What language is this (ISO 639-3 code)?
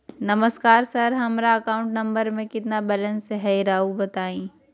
mag